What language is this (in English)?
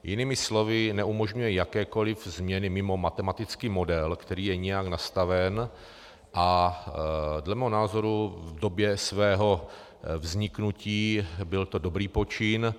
Czech